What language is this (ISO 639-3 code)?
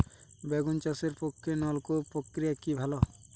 ben